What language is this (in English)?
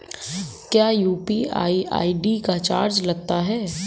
Hindi